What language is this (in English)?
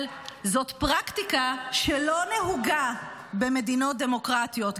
Hebrew